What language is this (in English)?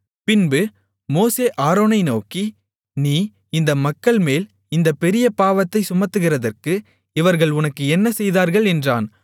Tamil